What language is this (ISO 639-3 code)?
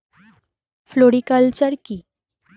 ben